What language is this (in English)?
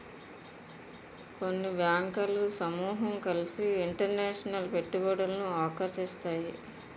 Telugu